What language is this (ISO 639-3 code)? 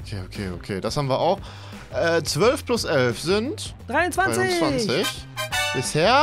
deu